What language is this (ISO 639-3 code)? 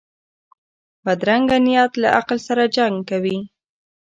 pus